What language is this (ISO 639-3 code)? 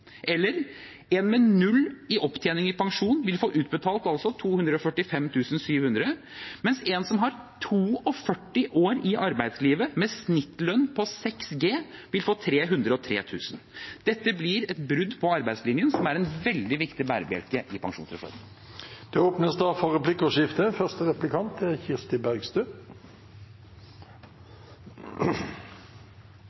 nob